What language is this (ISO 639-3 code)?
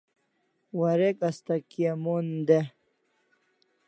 kls